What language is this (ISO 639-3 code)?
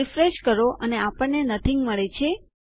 guj